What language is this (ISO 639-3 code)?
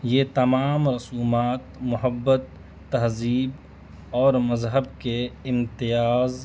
urd